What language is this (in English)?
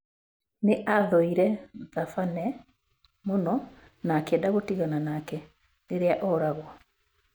Kikuyu